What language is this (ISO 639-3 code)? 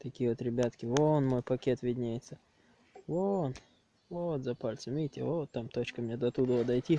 rus